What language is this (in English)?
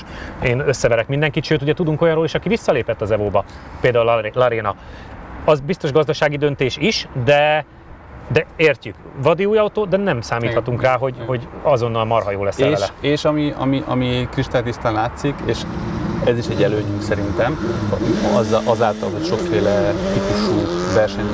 Hungarian